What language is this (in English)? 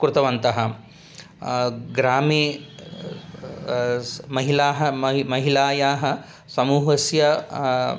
Sanskrit